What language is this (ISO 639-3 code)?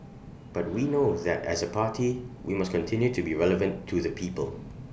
eng